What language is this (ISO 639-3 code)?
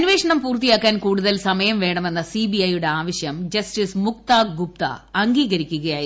mal